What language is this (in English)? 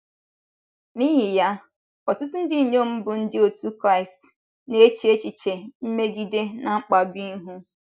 Igbo